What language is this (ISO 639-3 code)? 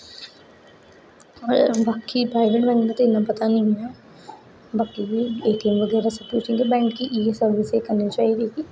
doi